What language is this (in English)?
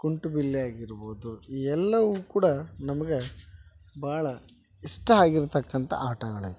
Kannada